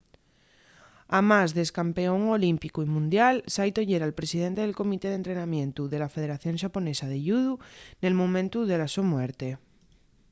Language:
Asturian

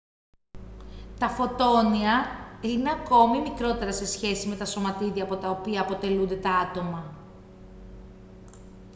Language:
Greek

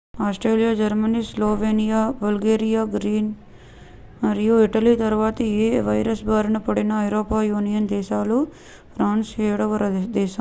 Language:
Telugu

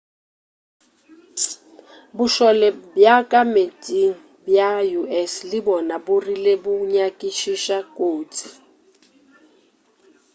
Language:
Northern Sotho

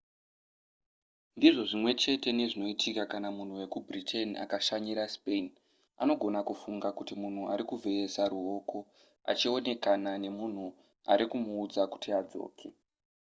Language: Shona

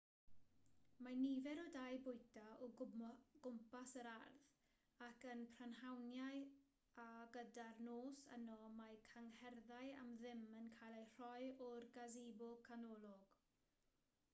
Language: Welsh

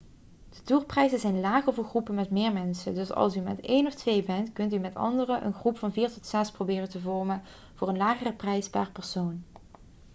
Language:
Dutch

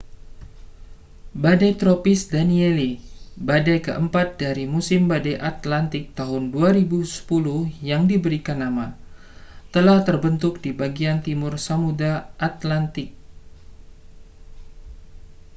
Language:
Indonesian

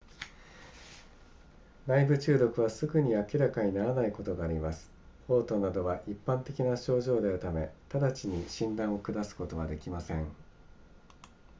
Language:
Japanese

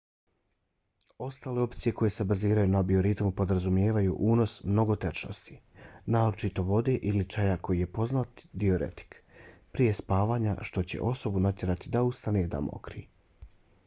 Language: Bosnian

